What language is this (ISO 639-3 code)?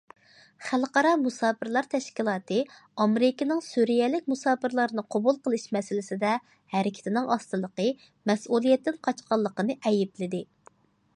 uig